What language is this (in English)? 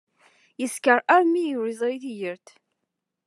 Kabyle